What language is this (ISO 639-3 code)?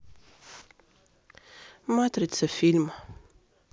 rus